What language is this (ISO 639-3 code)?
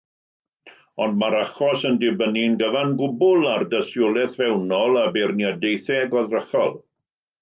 cym